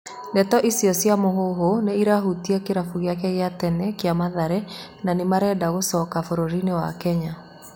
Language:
Kikuyu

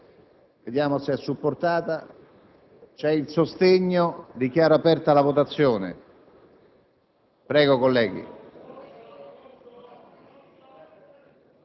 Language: Italian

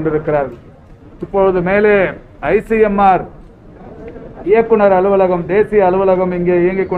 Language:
English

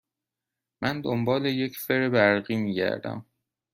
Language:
Persian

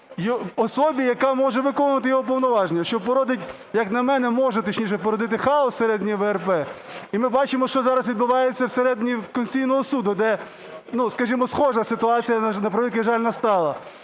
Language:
Ukrainian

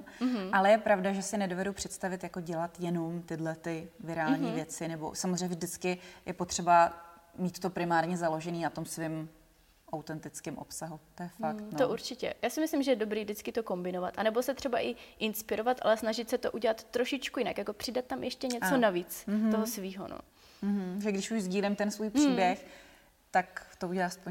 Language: Czech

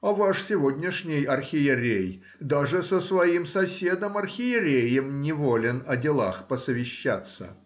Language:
Russian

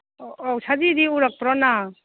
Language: Manipuri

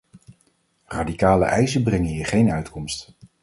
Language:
Dutch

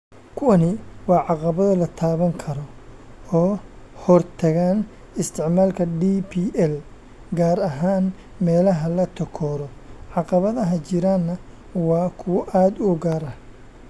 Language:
Somali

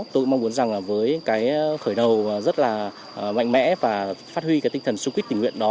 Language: Vietnamese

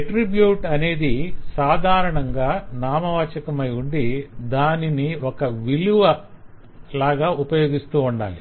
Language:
Telugu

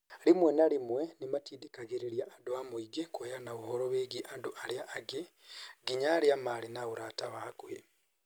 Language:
Kikuyu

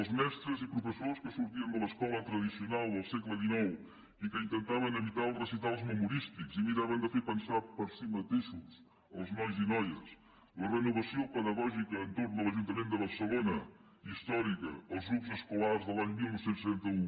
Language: Catalan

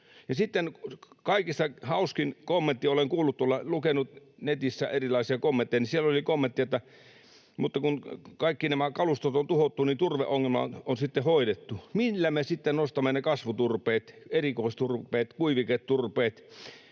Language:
Finnish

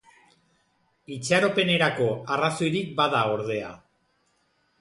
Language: Basque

